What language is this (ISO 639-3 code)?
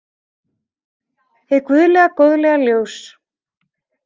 isl